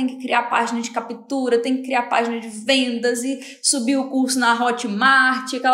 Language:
Portuguese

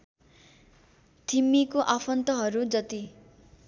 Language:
Nepali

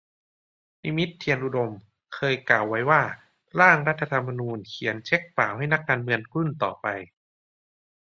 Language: Thai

